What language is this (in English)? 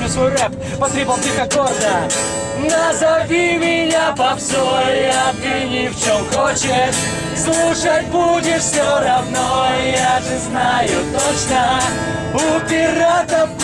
Russian